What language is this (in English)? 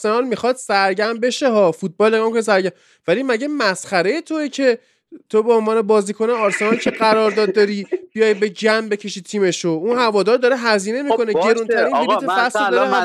Persian